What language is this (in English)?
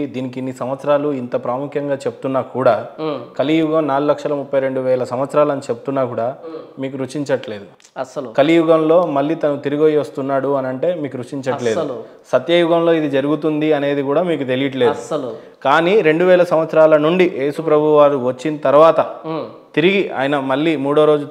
Telugu